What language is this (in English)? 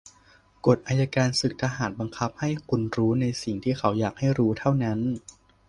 Thai